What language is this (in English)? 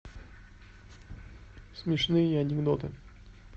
Russian